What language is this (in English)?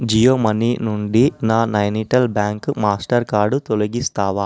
Telugu